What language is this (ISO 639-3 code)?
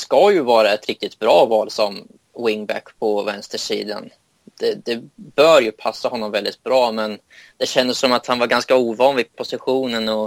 swe